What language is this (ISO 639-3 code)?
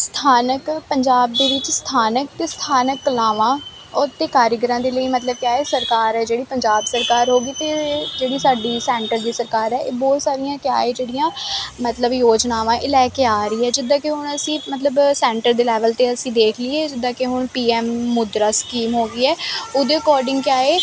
pan